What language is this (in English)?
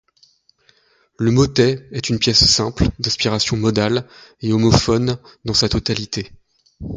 French